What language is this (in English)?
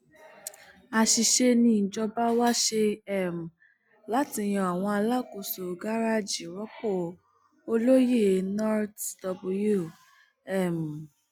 Yoruba